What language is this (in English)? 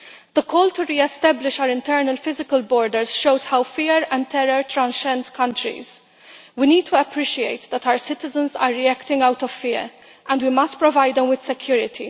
English